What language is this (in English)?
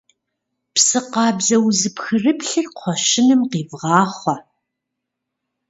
Kabardian